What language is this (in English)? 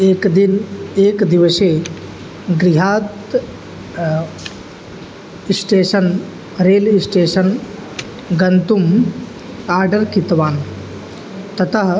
Sanskrit